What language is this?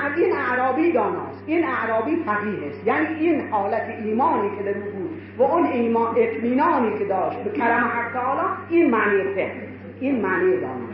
Persian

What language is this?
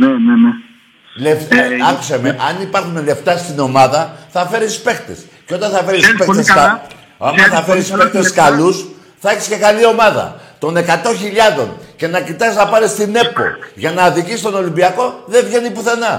Greek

